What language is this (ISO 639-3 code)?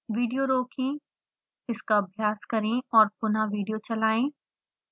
hin